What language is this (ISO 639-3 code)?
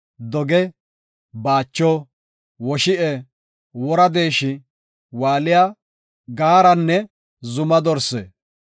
gof